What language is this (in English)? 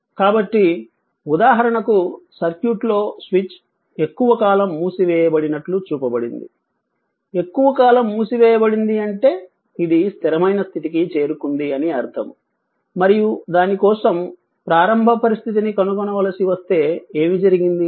Telugu